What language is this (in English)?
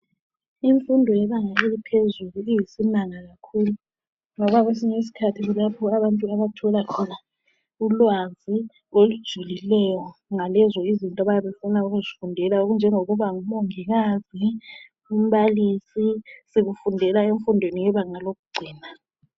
North Ndebele